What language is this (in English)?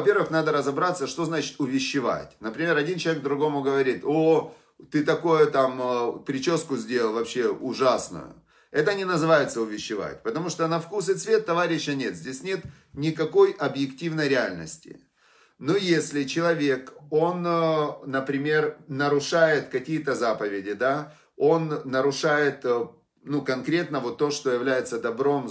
Russian